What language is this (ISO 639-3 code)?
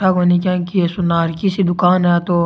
raj